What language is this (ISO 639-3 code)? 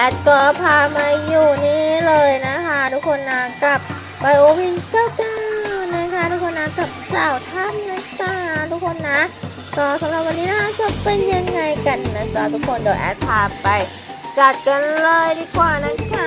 tha